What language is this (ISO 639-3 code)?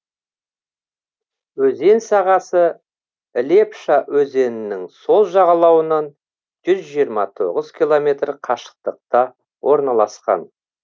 kaz